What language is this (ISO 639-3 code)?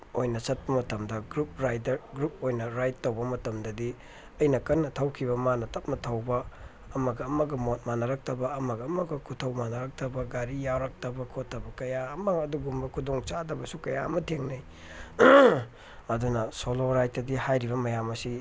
mni